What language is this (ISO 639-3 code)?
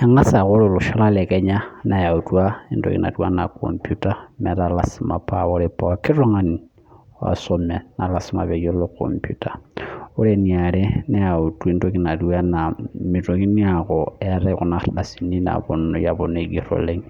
mas